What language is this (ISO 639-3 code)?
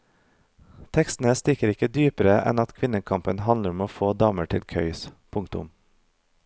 nor